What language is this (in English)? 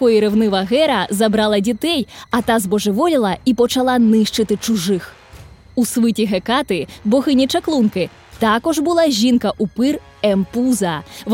Ukrainian